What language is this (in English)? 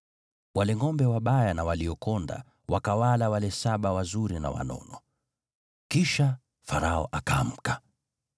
Swahili